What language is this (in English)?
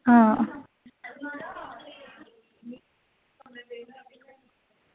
Dogri